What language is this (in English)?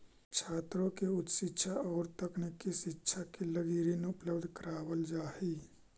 Magahi